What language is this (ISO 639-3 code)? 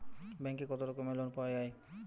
ben